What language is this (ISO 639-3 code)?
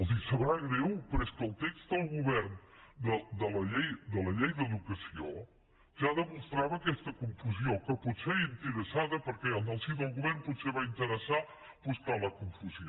cat